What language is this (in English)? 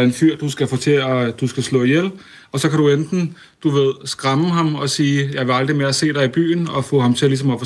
Danish